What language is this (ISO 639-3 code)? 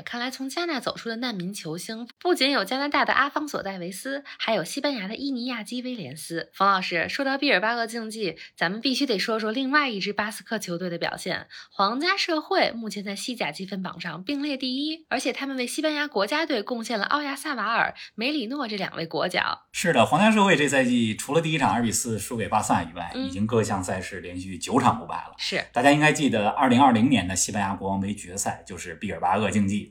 zho